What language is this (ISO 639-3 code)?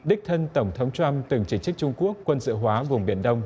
vie